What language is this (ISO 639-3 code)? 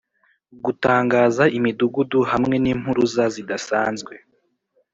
kin